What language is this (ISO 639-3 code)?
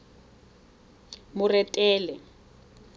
tsn